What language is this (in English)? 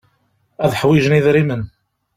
Kabyle